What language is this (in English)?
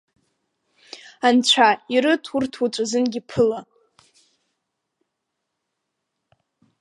Abkhazian